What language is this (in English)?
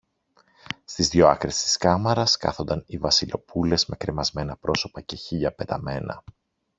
Greek